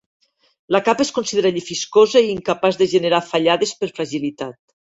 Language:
Catalan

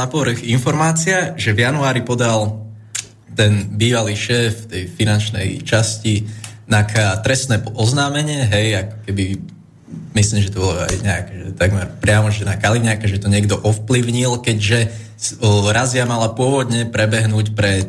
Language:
Slovak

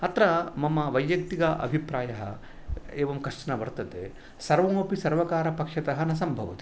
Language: Sanskrit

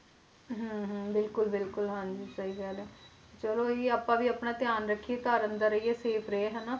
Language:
Punjabi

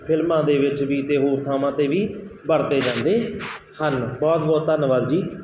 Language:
Punjabi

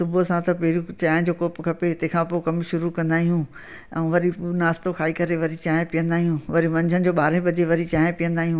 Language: Sindhi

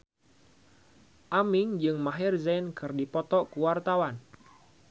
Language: Sundanese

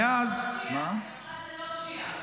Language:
Hebrew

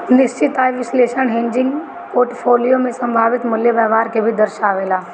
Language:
Bhojpuri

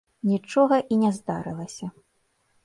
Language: Belarusian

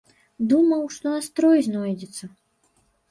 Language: Belarusian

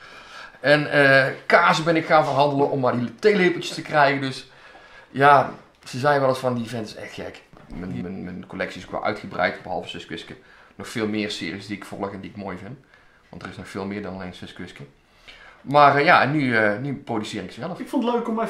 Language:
Dutch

